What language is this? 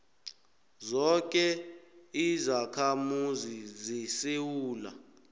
South Ndebele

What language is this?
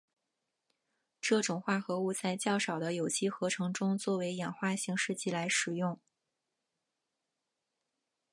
Chinese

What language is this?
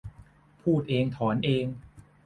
Thai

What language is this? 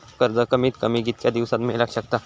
Marathi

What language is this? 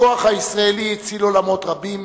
Hebrew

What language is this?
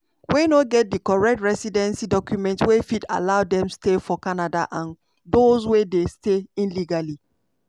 Nigerian Pidgin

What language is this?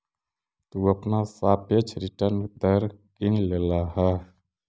Magahi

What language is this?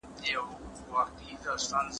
Pashto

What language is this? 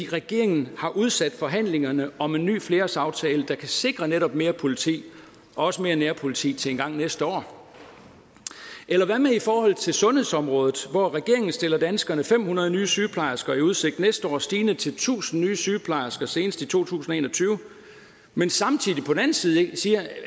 Danish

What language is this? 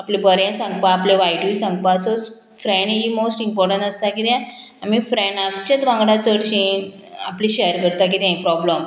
Konkani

